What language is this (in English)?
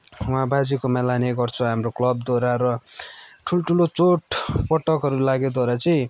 Nepali